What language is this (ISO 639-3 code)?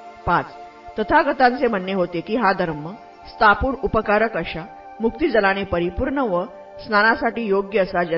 mar